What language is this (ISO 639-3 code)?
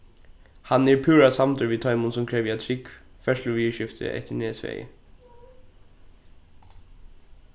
fao